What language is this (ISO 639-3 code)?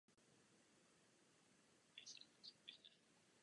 ces